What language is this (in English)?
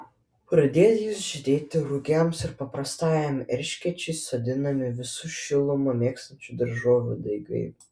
Lithuanian